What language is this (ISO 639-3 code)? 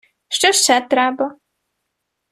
ukr